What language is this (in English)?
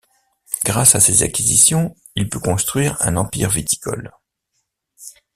French